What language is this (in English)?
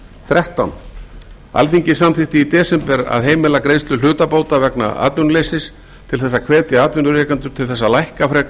Icelandic